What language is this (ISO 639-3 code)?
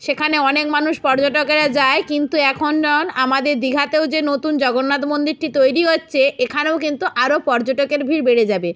ben